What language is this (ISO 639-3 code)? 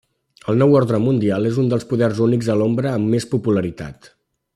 cat